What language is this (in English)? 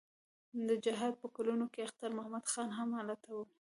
Pashto